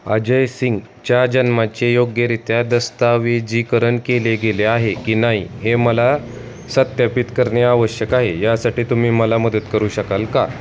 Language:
Marathi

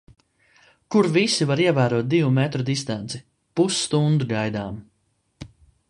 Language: Latvian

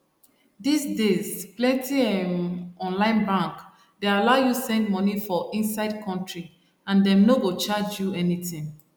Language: Nigerian Pidgin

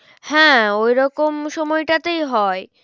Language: Bangla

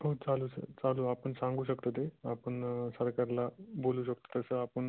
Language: Marathi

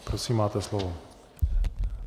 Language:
Czech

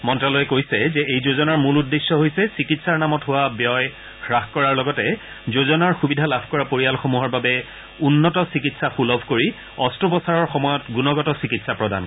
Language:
Assamese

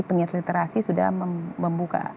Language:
Indonesian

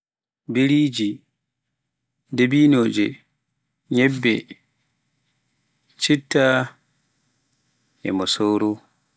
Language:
Pular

